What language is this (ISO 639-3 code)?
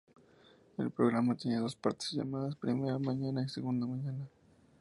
spa